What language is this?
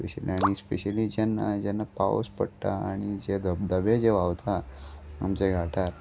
Konkani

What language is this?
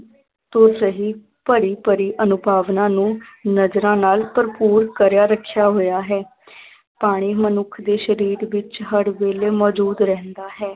Punjabi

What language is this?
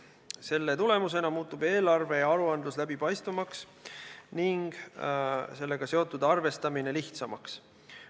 Estonian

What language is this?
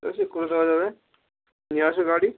Bangla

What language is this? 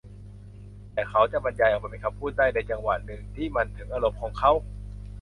Thai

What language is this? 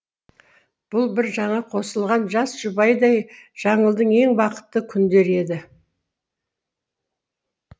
Kazakh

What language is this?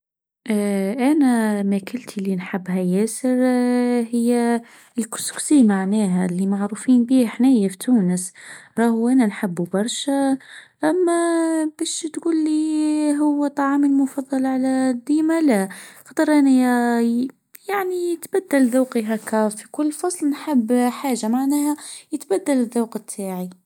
Tunisian Arabic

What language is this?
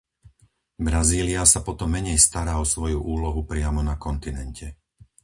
Slovak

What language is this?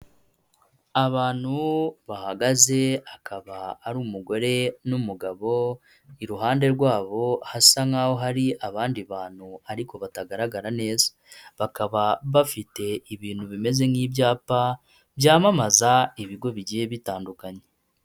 Kinyarwanda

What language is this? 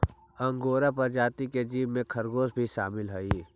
Magahi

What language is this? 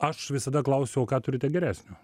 Lithuanian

